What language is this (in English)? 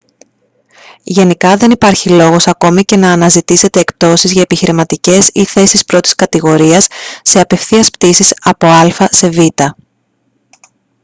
Greek